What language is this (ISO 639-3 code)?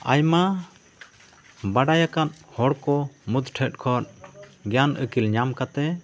sat